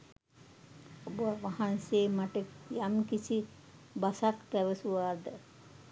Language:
Sinhala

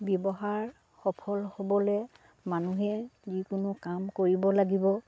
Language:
Assamese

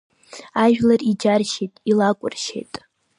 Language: Abkhazian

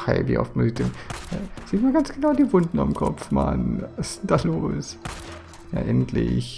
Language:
German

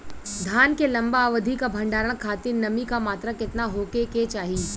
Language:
Bhojpuri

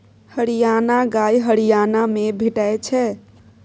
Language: Maithili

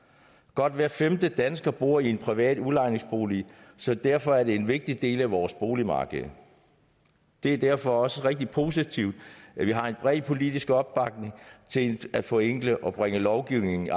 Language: Danish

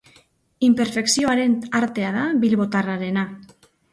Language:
Basque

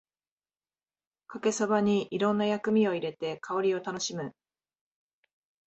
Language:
Japanese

